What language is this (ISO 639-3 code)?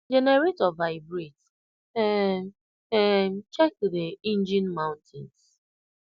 pcm